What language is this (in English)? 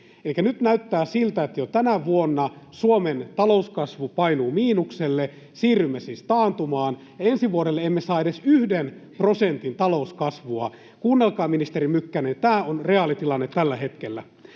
Finnish